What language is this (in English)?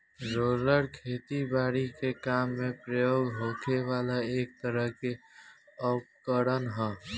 Bhojpuri